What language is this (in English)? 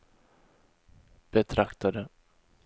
Swedish